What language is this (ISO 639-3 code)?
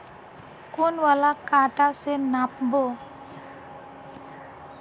mag